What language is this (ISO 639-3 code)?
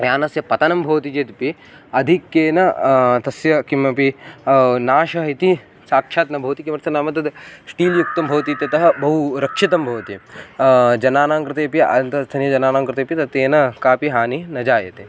san